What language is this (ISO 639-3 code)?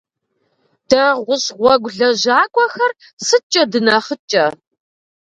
kbd